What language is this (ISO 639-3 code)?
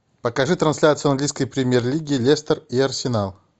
rus